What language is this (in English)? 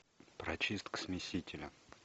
Russian